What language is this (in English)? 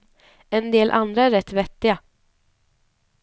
Swedish